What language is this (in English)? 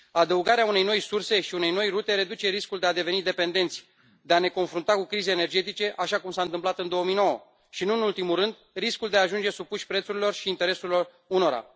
Romanian